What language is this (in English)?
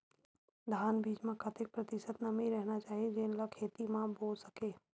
Chhattisgarhi